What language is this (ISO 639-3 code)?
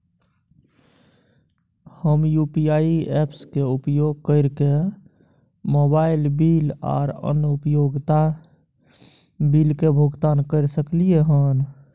mai